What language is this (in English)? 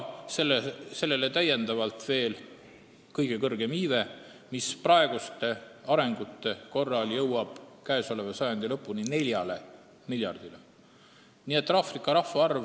Estonian